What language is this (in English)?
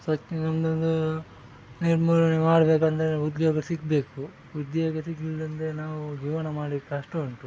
Kannada